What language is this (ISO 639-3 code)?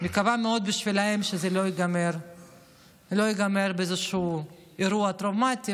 heb